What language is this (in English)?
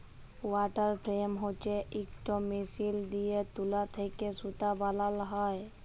Bangla